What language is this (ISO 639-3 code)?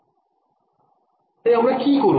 ben